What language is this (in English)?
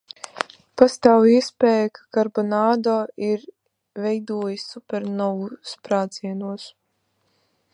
Latvian